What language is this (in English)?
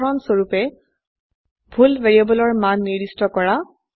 Assamese